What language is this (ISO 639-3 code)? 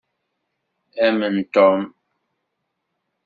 kab